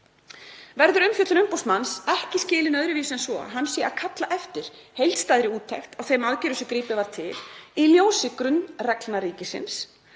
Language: Icelandic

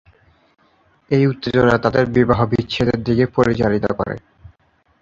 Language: Bangla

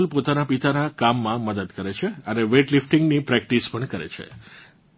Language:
Gujarati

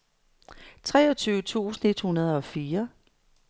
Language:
Danish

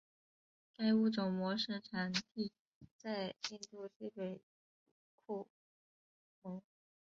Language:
Chinese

